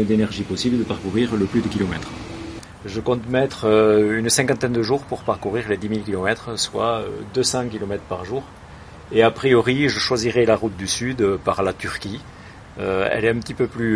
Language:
French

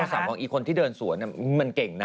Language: Thai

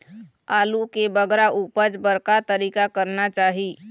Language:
Chhattisgarhi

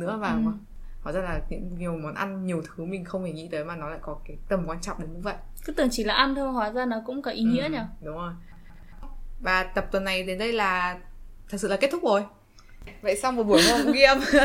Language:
Vietnamese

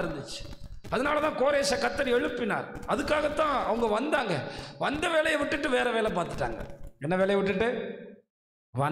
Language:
Tamil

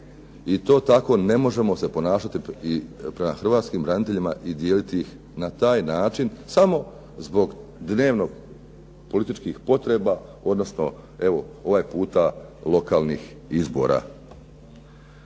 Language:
Croatian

